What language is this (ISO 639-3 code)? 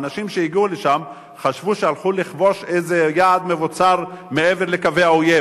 heb